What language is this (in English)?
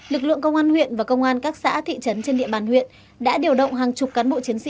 Vietnamese